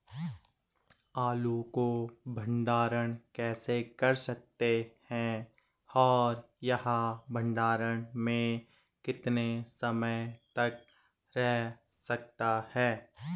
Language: Hindi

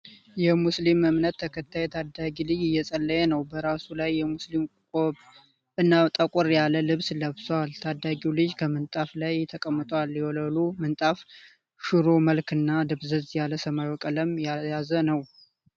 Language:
Amharic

